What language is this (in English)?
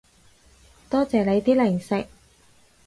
Cantonese